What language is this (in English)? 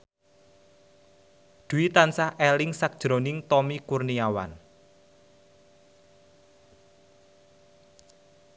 Javanese